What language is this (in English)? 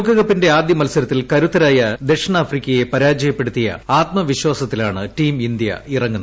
Malayalam